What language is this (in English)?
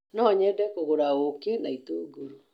Kikuyu